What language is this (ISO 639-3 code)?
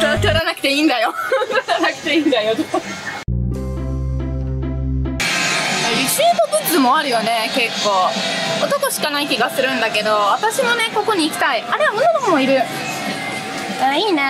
jpn